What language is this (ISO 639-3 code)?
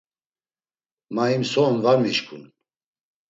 lzz